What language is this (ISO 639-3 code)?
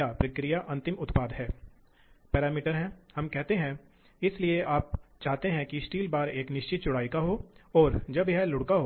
hin